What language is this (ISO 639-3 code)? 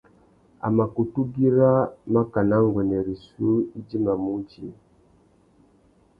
bag